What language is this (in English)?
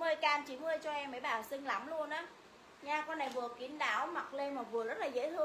Vietnamese